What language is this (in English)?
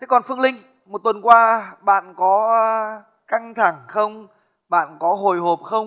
Vietnamese